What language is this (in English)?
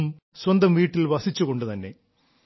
Malayalam